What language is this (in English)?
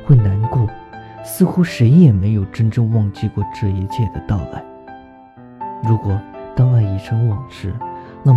Chinese